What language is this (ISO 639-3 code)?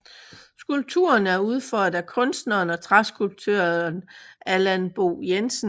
dan